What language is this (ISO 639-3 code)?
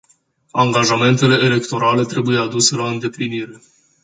ron